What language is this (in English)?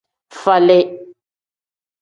Tem